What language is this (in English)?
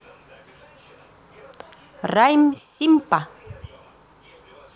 Russian